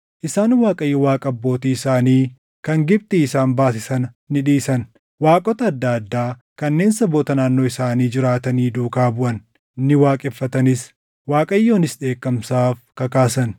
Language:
Oromo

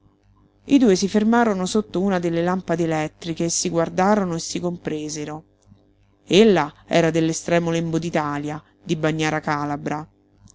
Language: Italian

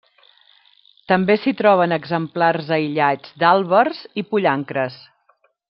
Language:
Catalan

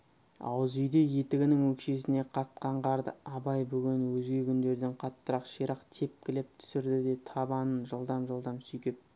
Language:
Kazakh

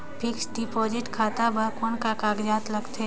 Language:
Chhattisgarhi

